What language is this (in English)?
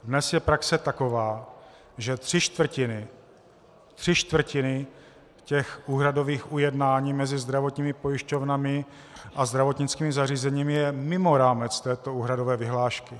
Czech